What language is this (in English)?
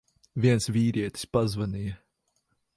Latvian